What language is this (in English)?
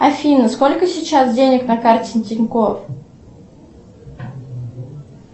Russian